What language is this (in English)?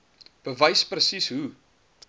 Afrikaans